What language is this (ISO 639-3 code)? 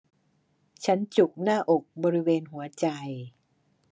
tha